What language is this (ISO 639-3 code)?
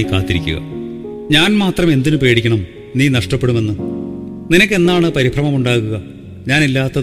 mal